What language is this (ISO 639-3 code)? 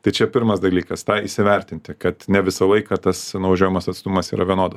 lit